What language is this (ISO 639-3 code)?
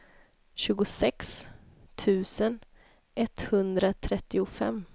swe